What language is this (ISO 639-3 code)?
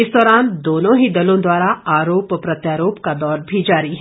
hin